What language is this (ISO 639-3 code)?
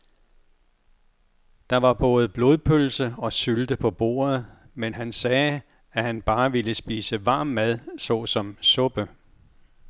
dan